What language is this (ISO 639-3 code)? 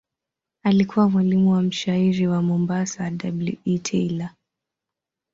swa